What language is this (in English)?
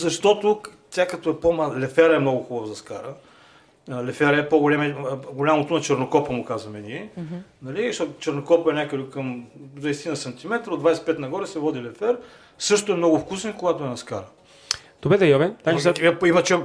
Bulgarian